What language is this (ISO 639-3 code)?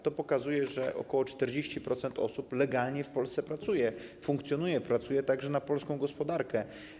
pol